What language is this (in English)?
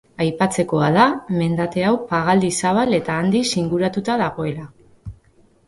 Basque